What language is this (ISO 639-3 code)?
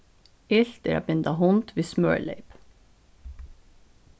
fao